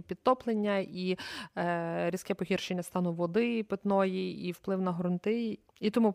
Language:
Ukrainian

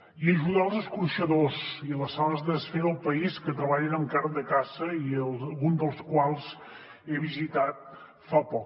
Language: Catalan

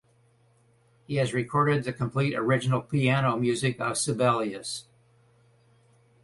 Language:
English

